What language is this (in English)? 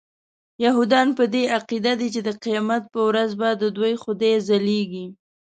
Pashto